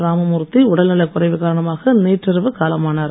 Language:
Tamil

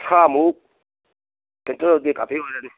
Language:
Manipuri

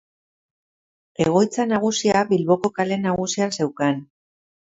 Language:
Basque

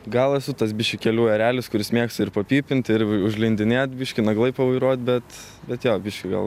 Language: Lithuanian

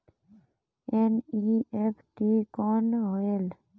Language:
Chhattisgarhi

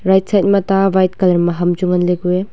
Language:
Wancho Naga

